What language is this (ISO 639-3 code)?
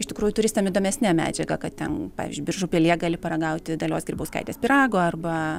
lit